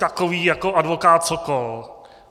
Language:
Czech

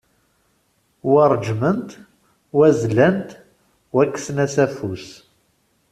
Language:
Kabyle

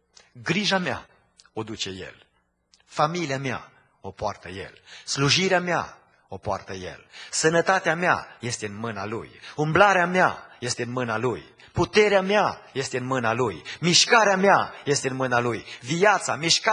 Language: Romanian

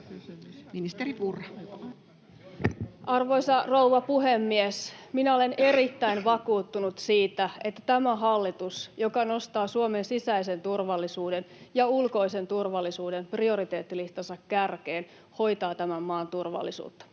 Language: Finnish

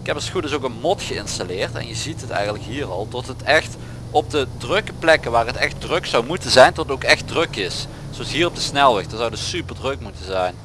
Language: Dutch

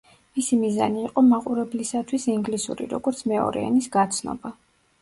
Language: Georgian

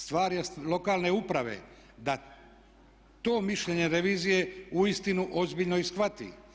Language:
Croatian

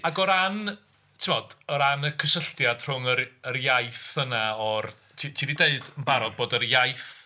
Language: Welsh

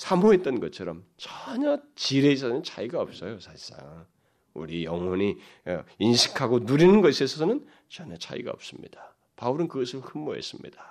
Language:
Korean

